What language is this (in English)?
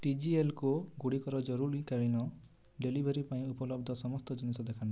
Odia